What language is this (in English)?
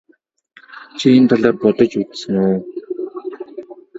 Mongolian